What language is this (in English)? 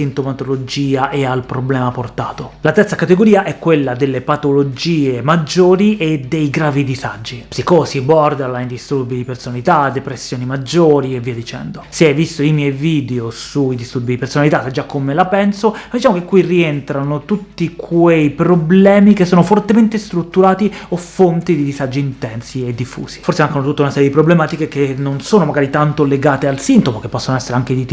Italian